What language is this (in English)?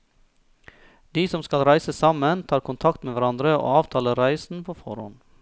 Norwegian